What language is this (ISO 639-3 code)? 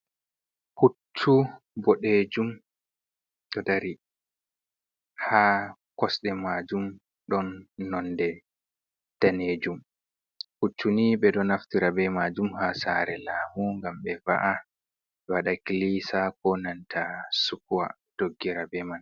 ful